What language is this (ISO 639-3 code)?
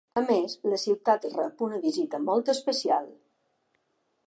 cat